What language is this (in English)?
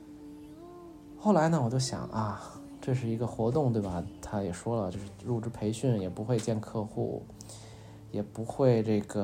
Chinese